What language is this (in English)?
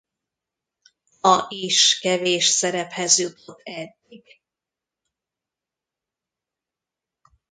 Hungarian